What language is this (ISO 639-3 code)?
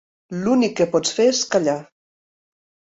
cat